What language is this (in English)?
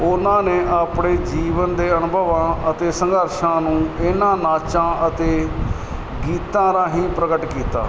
Punjabi